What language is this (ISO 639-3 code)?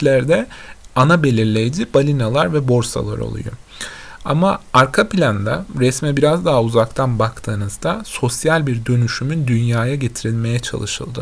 tur